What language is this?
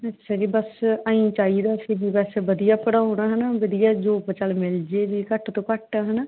Punjabi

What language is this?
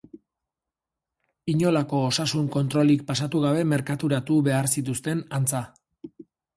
Basque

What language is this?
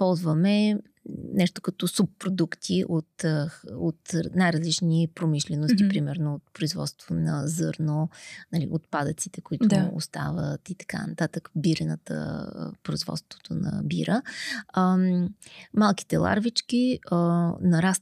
Bulgarian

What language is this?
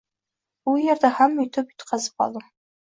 Uzbek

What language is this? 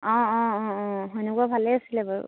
Assamese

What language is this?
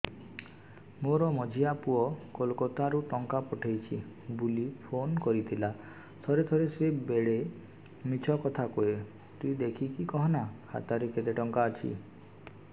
Odia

